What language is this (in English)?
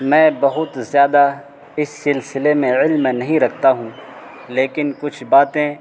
Urdu